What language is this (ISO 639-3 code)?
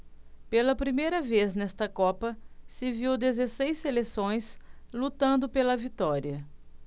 por